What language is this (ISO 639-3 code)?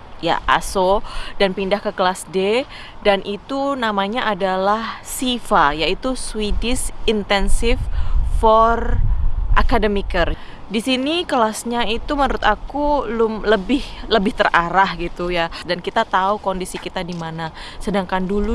ind